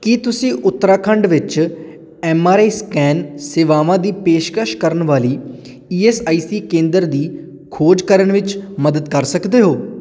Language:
Punjabi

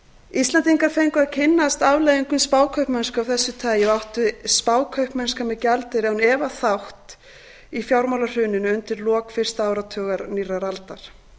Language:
Icelandic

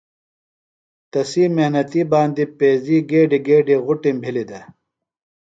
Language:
Phalura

